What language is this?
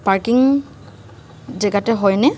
Assamese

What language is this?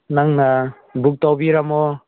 Manipuri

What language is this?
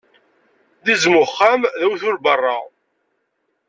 Kabyle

